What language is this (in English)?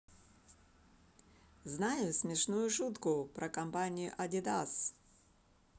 Russian